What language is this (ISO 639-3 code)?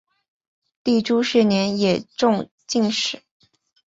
zho